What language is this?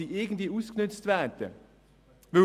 Swiss German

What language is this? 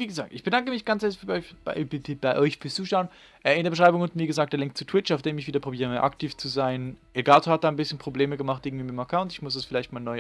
German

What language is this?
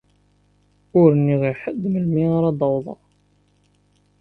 Kabyle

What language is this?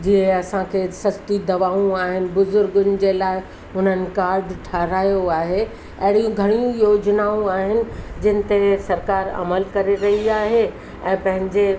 Sindhi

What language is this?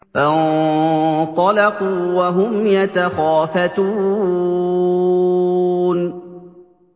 Arabic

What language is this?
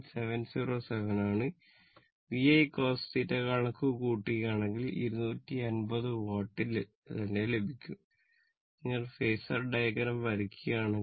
Malayalam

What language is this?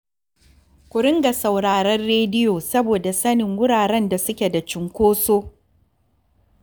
Hausa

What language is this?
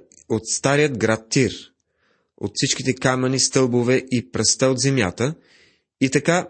Bulgarian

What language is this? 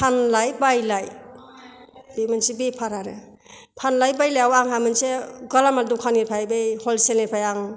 Bodo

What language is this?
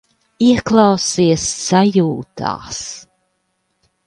Latvian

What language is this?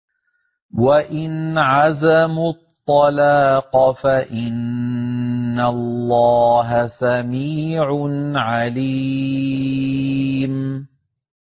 Arabic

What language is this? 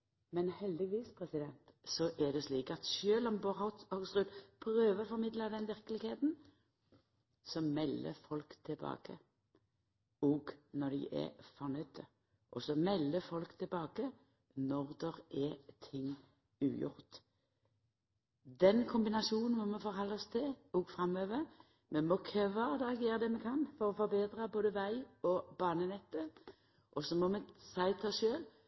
Norwegian Nynorsk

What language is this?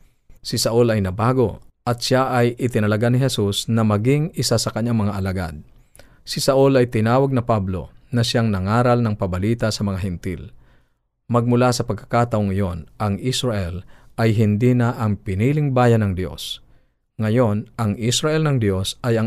Filipino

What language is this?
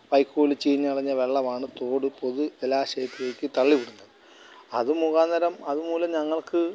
Malayalam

